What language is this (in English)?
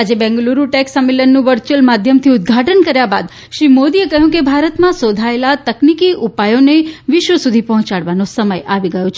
Gujarati